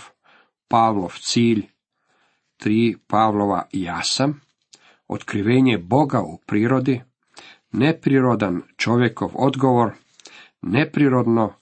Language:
Croatian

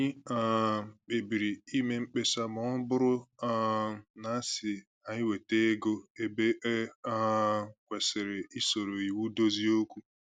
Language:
Igbo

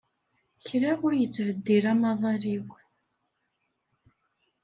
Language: Kabyle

